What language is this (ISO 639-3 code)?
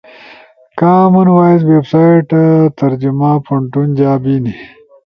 ush